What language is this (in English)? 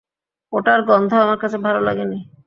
Bangla